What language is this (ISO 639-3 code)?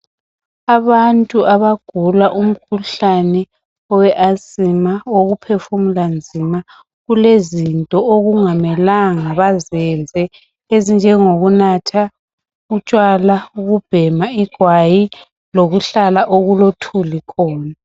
nde